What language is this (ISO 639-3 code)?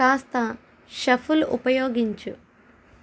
tel